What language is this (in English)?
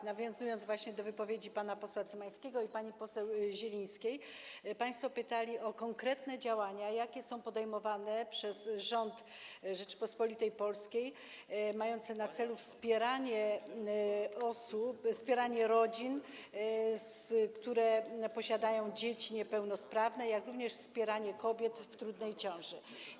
Polish